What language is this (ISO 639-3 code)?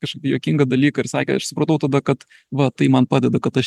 lit